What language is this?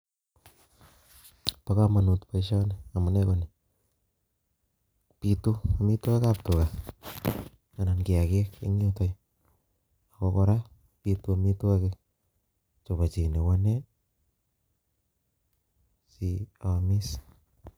Kalenjin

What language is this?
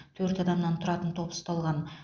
Kazakh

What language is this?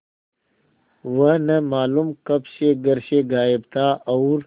Hindi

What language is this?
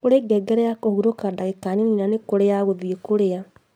Kikuyu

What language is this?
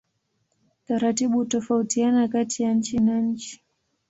Swahili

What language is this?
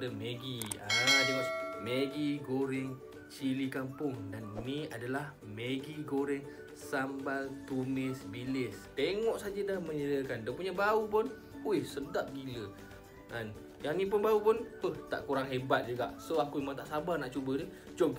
Malay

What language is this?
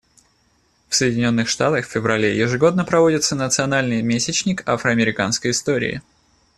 Russian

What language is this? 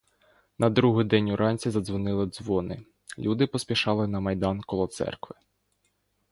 Ukrainian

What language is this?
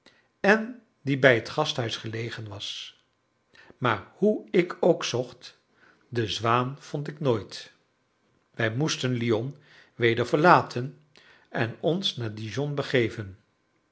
Dutch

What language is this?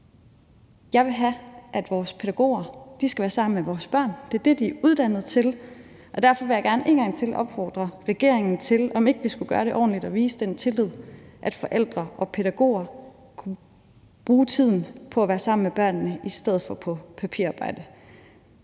Danish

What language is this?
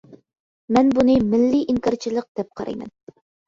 Uyghur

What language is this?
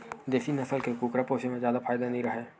Chhattisgarhi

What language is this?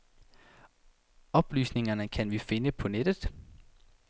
Danish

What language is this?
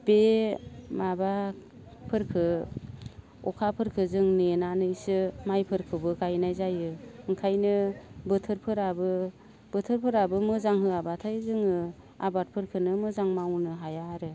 Bodo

